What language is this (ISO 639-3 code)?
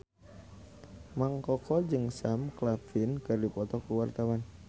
sun